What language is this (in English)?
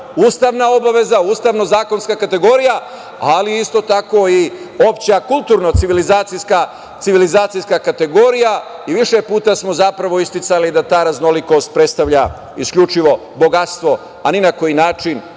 Serbian